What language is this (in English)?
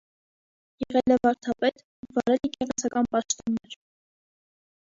Armenian